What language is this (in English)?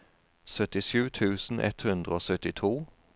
Norwegian